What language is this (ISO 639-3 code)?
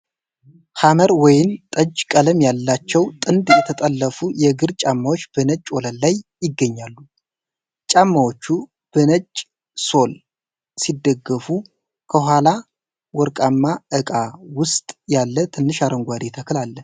amh